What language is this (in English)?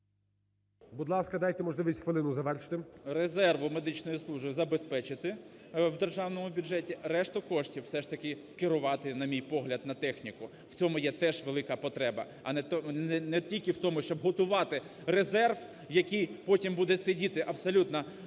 Ukrainian